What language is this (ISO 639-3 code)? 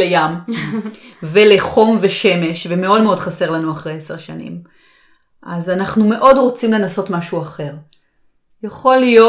heb